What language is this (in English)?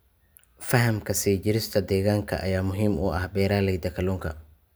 Somali